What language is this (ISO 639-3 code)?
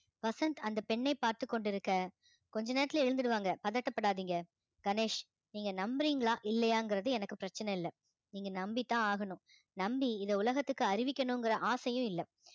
tam